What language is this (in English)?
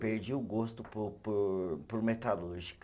Portuguese